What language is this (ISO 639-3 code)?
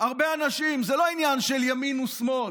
heb